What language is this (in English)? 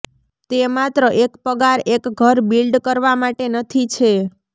Gujarati